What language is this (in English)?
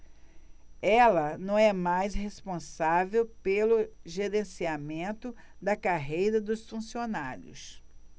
Portuguese